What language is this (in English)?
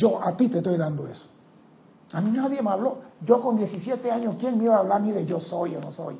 Spanish